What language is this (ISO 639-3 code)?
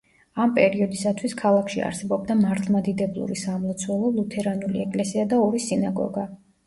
kat